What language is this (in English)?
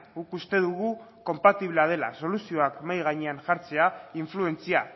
Basque